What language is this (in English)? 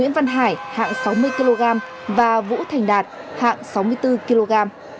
Vietnamese